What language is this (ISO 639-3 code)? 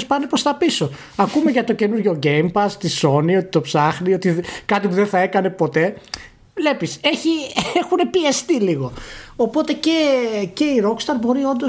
ell